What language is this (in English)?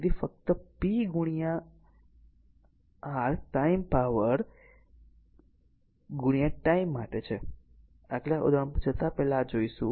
Gujarati